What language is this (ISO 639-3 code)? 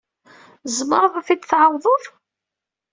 kab